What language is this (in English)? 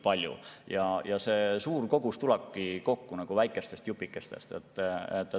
Estonian